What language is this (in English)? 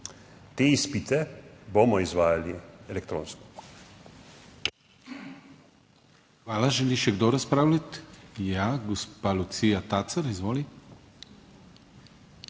Slovenian